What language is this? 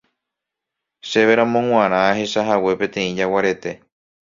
Guarani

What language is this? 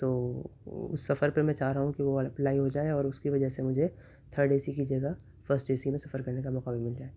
Urdu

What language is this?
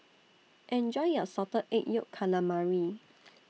English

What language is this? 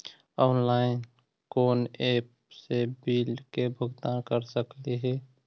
Magahi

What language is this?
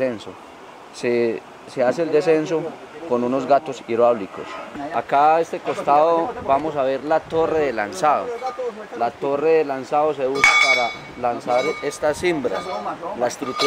Spanish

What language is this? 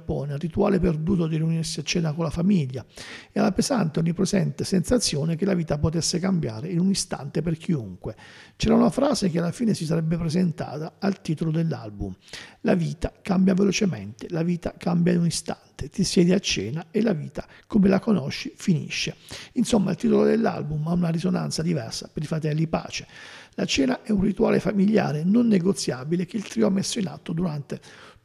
Italian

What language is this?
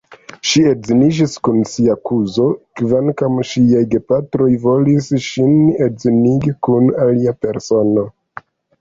Esperanto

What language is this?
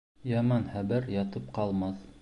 Bashkir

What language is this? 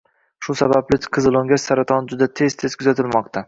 Uzbek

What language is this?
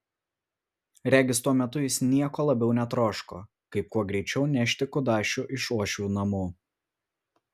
Lithuanian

